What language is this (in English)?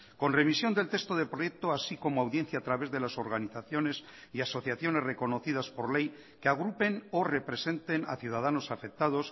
Spanish